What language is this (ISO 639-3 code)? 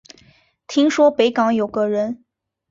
zho